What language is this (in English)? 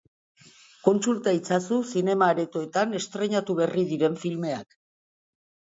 Basque